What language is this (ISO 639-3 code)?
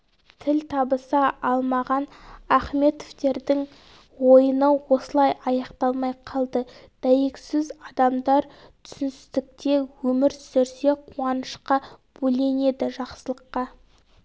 kaz